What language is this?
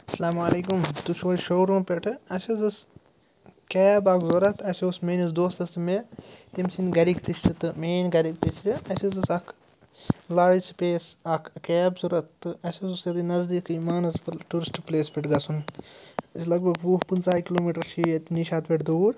Kashmiri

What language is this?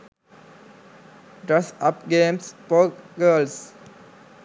Sinhala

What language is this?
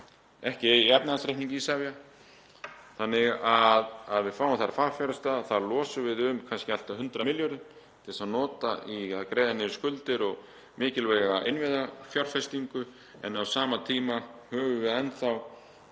Icelandic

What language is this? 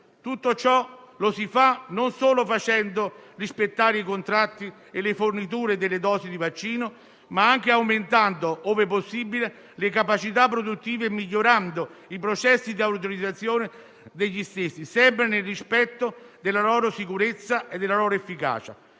Italian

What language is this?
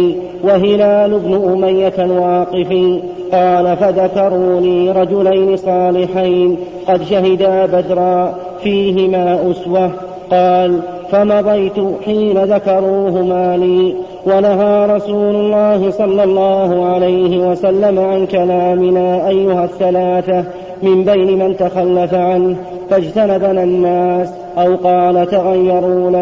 Arabic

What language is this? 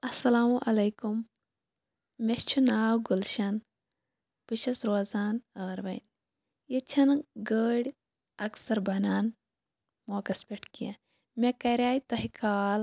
Kashmiri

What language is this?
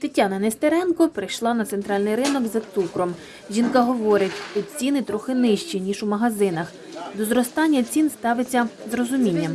Ukrainian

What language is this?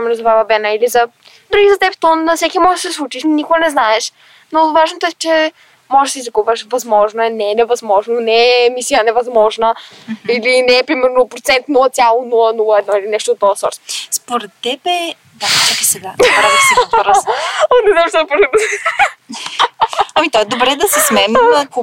Bulgarian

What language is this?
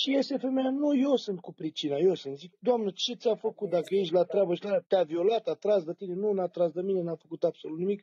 Romanian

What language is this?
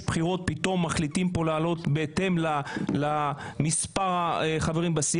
Hebrew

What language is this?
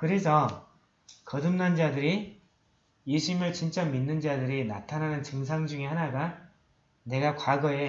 Korean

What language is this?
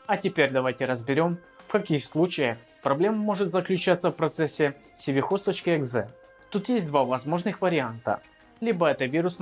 Russian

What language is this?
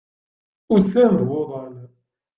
Kabyle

